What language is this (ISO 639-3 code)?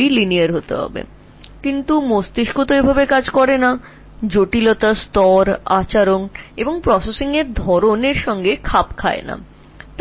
ben